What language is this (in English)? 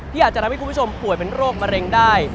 Thai